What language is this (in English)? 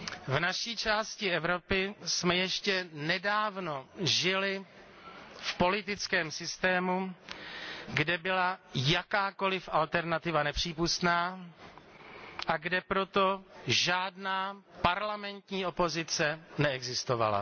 Czech